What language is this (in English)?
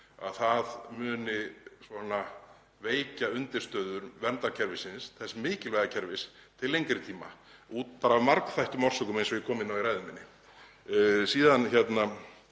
Icelandic